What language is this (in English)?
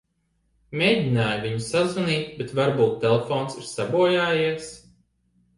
Latvian